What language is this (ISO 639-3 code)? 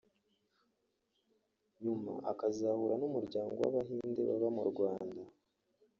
kin